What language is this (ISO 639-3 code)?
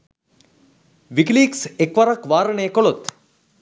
sin